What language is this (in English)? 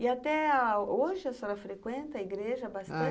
Portuguese